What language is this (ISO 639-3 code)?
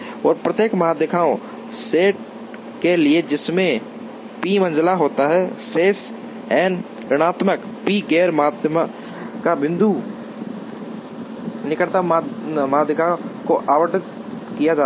hin